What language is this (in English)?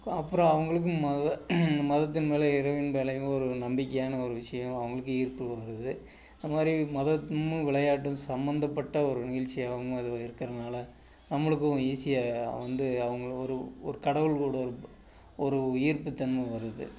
Tamil